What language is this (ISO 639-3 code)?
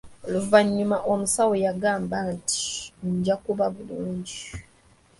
lug